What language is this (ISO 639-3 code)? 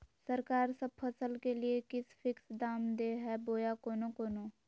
mag